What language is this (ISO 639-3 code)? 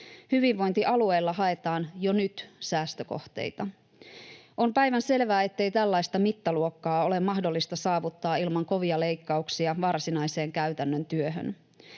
fin